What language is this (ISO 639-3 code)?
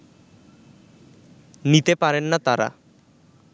ben